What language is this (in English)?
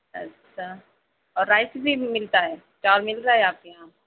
Urdu